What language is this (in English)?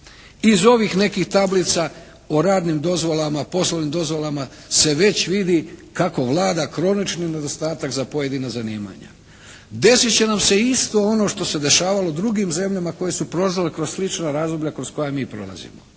Croatian